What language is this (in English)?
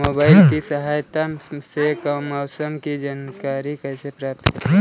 Hindi